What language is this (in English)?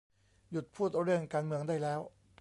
Thai